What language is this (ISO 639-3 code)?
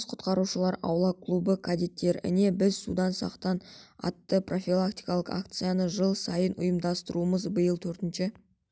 kaz